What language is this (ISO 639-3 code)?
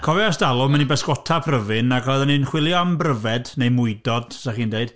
cym